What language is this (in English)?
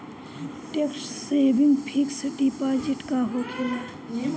Bhojpuri